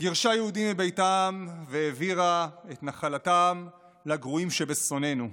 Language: Hebrew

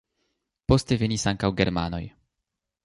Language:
Esperanto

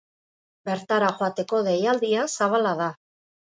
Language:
Basque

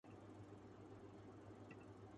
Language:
Urdu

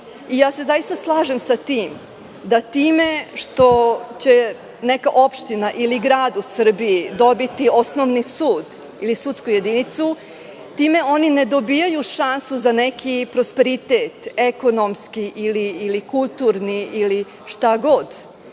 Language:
Serbian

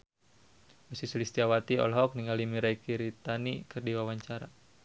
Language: Sundanese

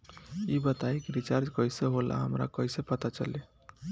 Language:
Bhojpuri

